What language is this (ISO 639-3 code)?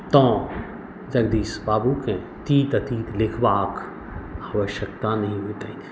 mai